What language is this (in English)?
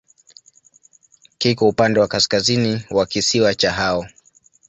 Swahili